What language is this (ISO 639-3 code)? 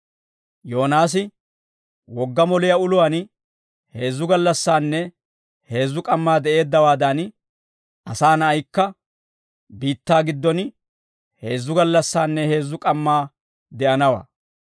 dwr